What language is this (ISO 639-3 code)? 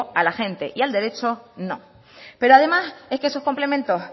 spa